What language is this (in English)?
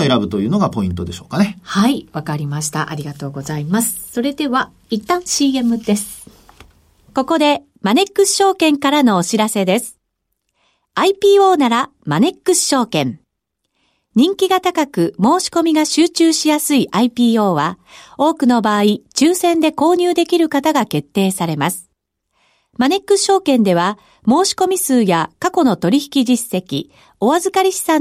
Japanese